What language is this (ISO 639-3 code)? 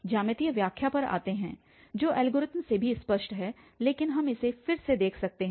hin